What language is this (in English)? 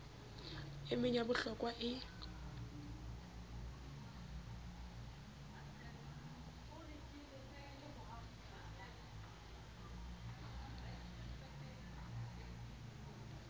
Southern Sotho